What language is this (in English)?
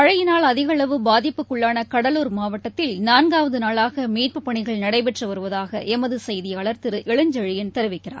Tamil